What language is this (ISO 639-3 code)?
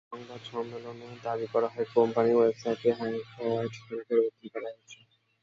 ben